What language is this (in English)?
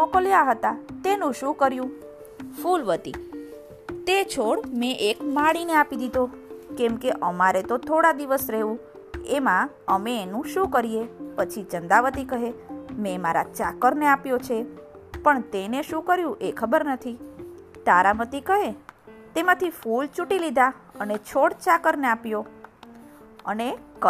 Gujarati